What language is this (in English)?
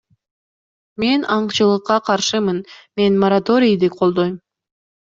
Kyrgyz